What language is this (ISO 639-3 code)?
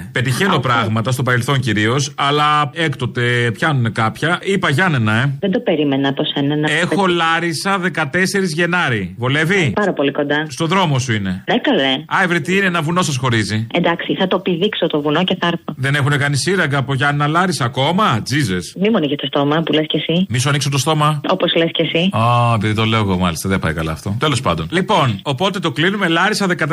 ell